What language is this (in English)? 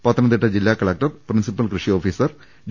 Malayalam